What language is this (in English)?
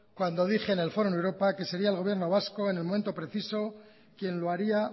Spanish